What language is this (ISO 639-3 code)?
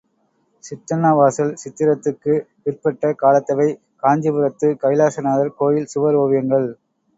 tam